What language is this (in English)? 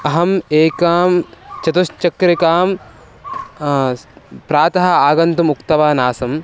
Sanskrit